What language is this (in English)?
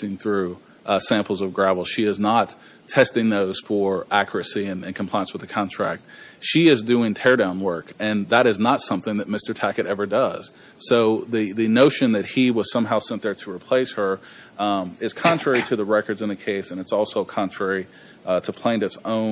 English